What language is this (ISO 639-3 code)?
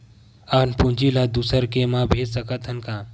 hne